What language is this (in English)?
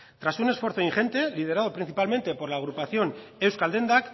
Spanish